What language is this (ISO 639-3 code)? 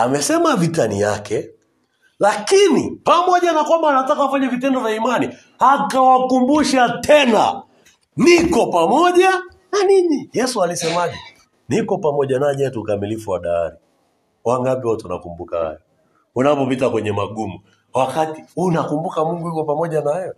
swa